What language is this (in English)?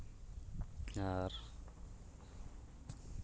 Santali